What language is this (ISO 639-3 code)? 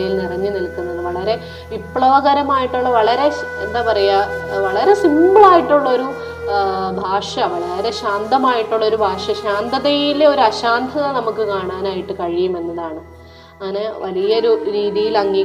mal